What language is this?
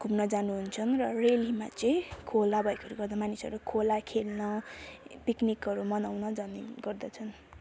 Nepali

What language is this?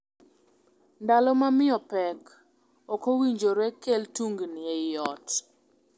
Luo (Kenya and Tanzania)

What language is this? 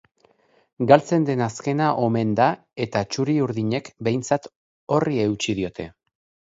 Basque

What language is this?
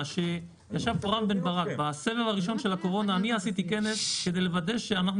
Hebrew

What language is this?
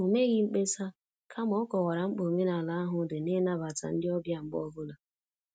Igbo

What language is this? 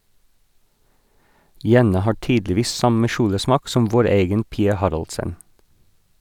Norwegian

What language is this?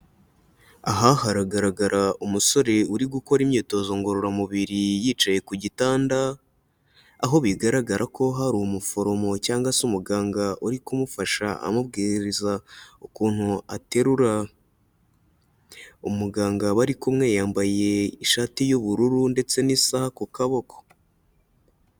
Kinyarwanda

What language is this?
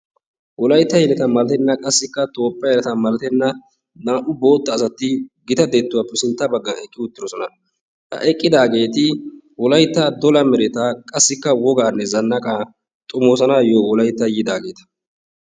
Wolaytta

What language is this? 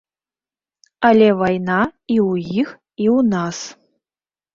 Belarusian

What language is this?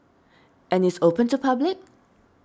English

